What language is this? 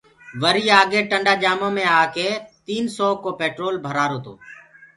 Gurgula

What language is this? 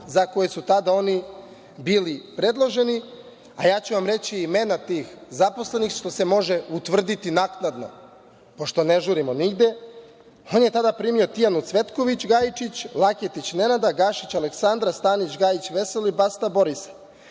Serbian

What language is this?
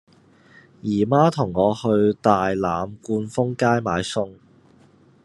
Cantonese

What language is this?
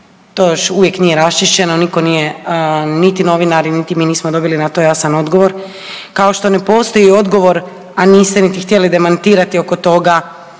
Croatian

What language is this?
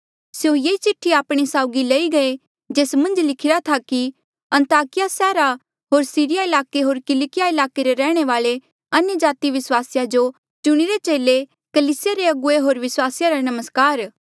Mandeali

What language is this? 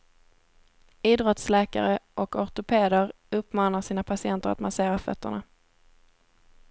Swedish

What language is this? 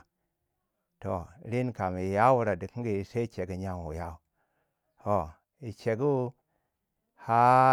Waja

